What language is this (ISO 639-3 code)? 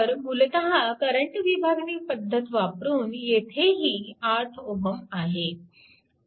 mar